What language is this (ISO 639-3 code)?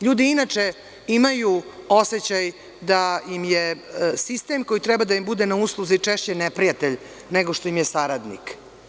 srp